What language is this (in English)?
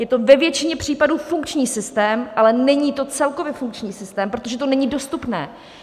Czech